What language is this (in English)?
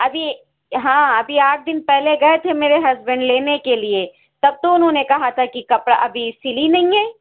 Urdu